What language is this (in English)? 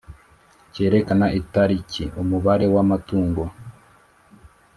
Kinyarwanda